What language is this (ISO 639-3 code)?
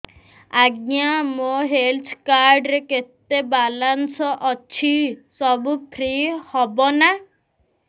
ori